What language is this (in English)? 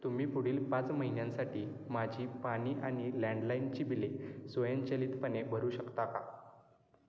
Marathi